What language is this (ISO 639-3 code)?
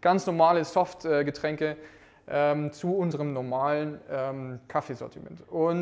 deu